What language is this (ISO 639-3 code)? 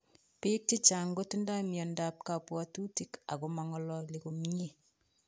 kln